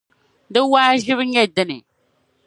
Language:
Dagbani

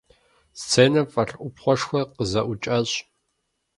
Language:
Kabardian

